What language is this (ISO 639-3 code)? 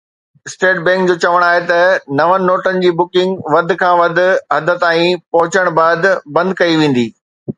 snd